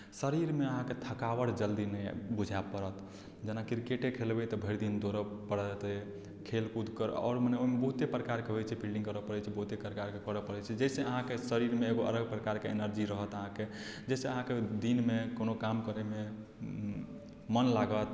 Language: Maithili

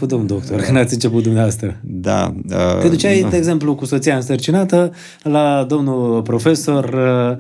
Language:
Romanian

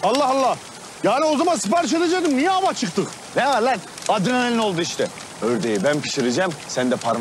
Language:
Turkish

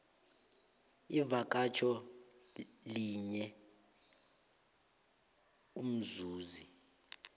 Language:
South Ndebele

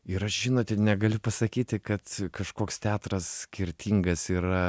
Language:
Lithuanian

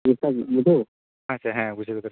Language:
Santali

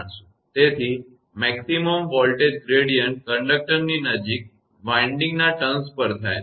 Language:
Gujarati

